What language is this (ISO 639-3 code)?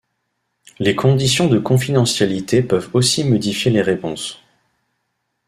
fra